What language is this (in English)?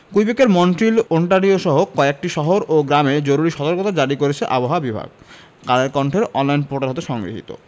Bangla